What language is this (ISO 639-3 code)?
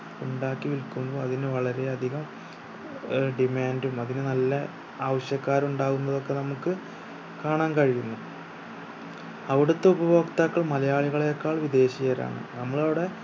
mal